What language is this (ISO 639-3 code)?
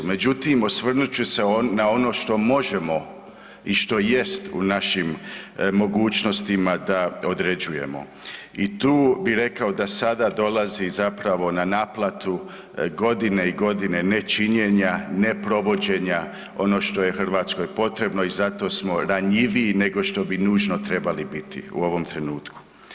hrv